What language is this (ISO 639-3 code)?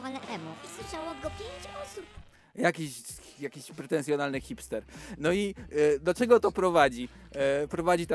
pol